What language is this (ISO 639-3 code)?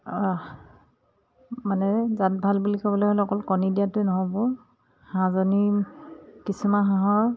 asm